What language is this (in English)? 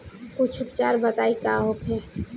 Bhojpuri